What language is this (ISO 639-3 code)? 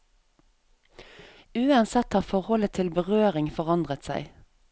nor